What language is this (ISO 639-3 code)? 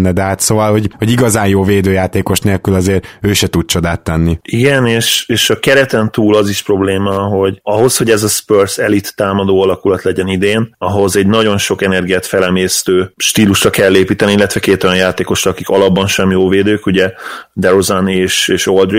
hun